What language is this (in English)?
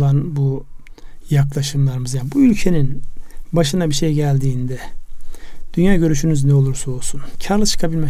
Turkish